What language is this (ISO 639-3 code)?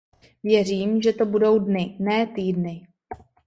ces